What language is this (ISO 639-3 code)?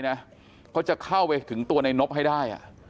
tha